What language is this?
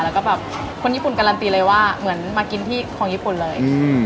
Thai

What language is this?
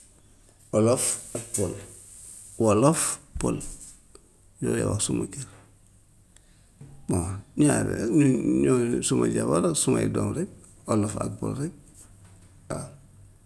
Gambian Wolof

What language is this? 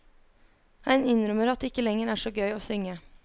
Norwegian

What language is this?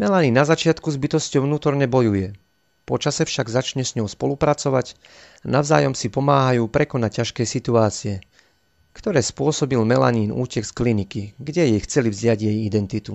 Slovak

